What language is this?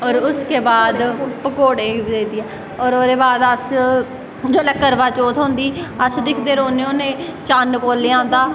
Dogri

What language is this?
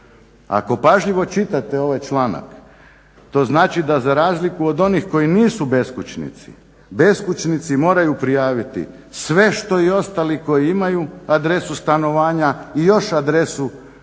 Croatian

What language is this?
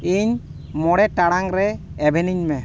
Santali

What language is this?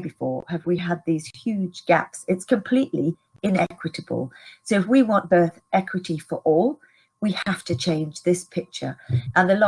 English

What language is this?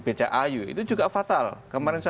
Indonesian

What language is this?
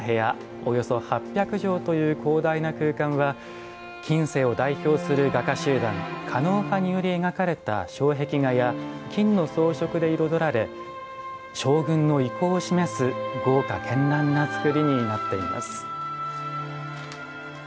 Japanese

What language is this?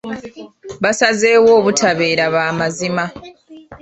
Ganda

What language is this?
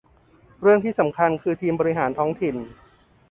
Thai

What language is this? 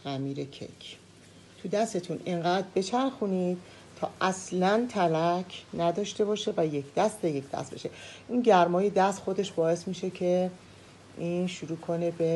Persian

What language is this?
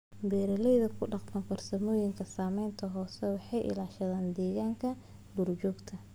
Somali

